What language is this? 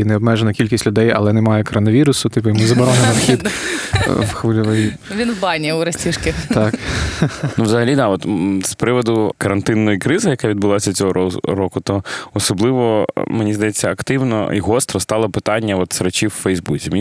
Ukrainian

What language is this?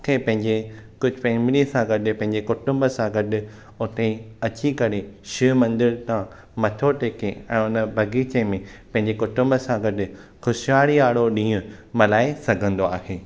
Sindhi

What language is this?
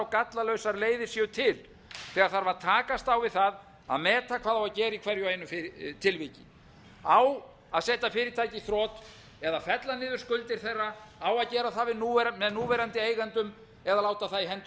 Icelandic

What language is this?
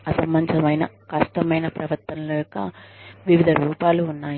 Telugu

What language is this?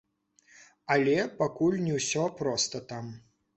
Belarusian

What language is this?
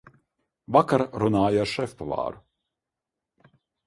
Latvian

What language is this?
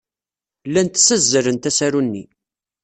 Kabyle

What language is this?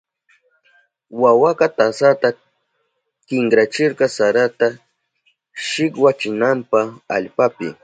Southern Pastaza Quechua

